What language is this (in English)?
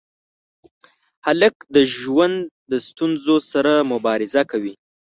Pashto